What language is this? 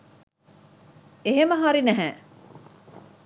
Sinhala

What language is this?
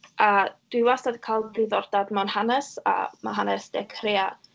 Welsh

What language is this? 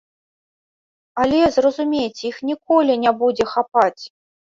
Belarusian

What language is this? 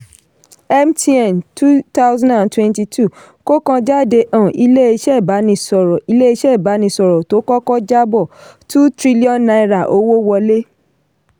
Yoruba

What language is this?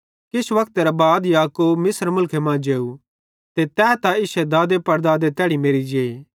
Bhadrawahi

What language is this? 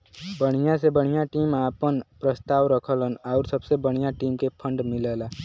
Bhojpuri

